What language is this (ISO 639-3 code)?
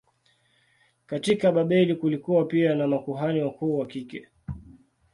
swa